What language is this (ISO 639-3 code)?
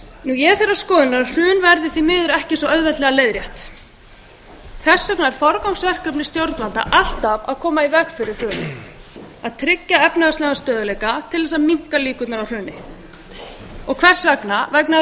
isl